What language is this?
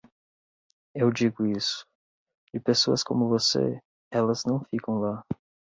Portuguese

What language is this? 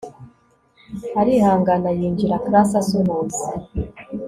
Kinyarwanda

